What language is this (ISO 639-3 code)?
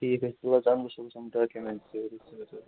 kas